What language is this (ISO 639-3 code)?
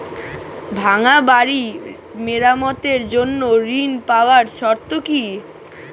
ben